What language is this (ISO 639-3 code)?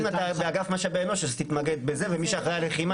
heb